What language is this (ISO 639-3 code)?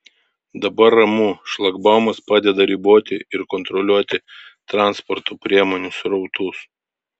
lit